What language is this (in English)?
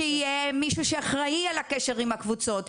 Hebrew